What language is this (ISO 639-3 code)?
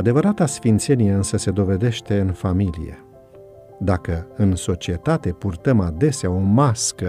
ron